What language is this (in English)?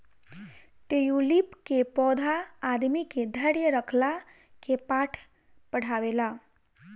Bhojpuri